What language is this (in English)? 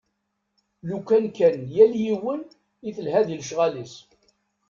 Kabyle